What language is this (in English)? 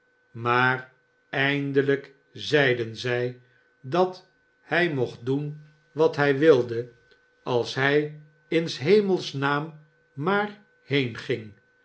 Dutch